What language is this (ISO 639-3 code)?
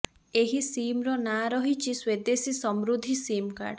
ori